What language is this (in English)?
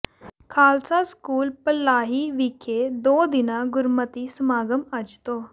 Punjabi